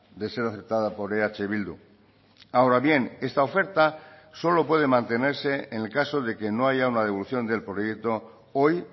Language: Spanish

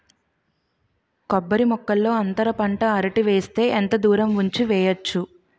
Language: Telugu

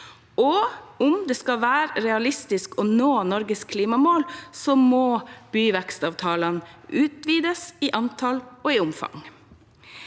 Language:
Norwegian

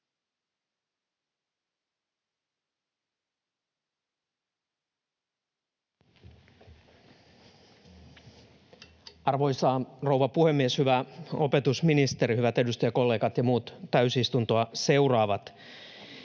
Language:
Finnish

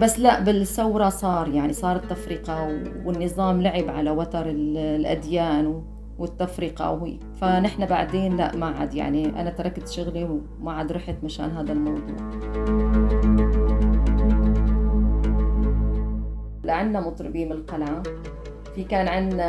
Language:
Arabic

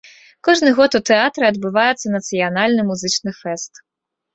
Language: Belarusian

